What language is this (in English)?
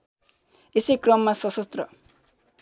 Nepali